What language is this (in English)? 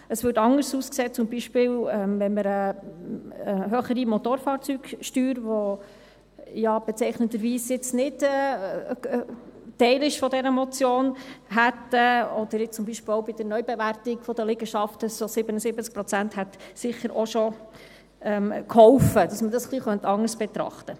Swiss German